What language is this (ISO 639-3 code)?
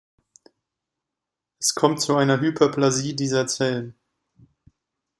deu